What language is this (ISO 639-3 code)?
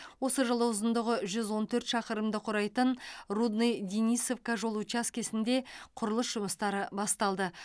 kaz